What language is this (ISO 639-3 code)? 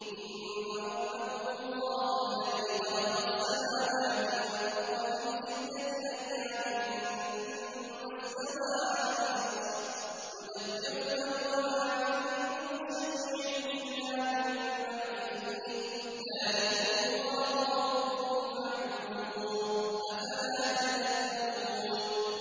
ara